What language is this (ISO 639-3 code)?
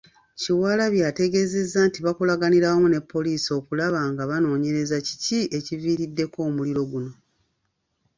lug